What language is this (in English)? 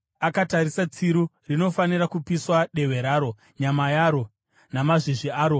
Shona